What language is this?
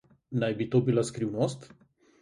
Slovenian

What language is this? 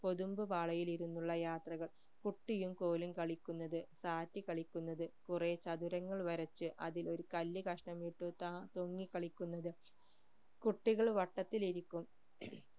Malayalam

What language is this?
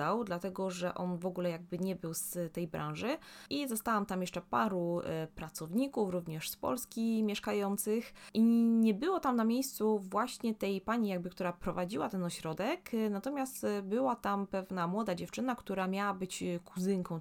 Polish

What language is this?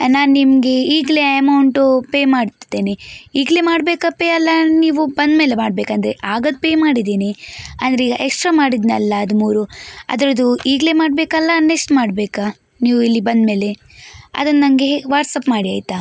Kannada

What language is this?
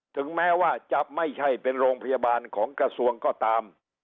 Thai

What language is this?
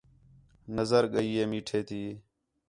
Khetrani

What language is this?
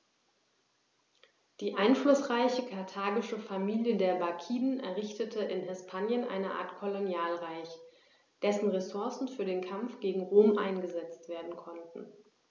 German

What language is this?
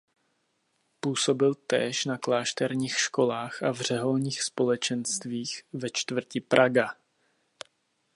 Czech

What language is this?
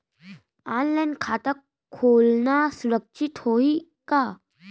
Chhattisgarhi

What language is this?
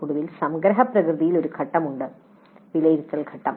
Malayalam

